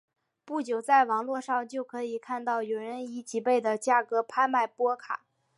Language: Chinese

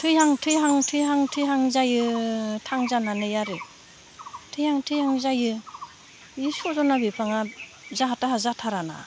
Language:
Bodo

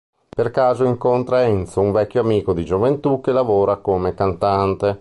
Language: Italian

